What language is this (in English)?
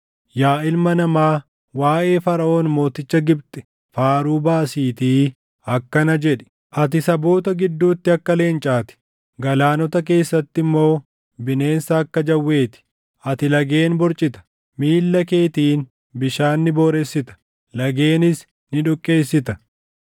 Oromo